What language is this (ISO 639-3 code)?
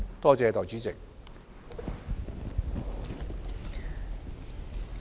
yue